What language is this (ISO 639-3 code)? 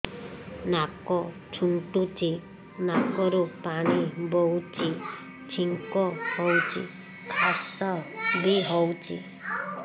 ori